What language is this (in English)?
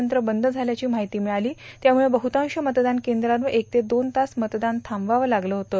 Marathi